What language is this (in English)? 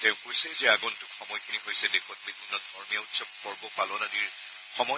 Assamese